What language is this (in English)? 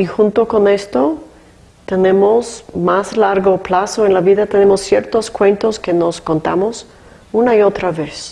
Spanish